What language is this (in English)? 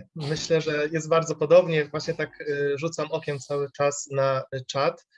Polish